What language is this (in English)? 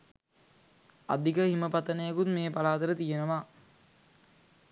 Sinhala